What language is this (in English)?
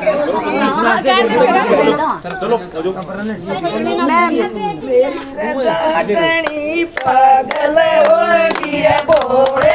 Hindi